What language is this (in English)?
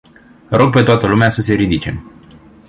Romanian